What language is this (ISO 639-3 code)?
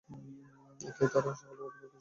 ben